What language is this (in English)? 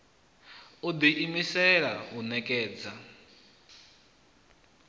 Venda